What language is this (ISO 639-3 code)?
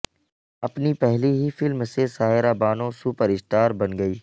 urd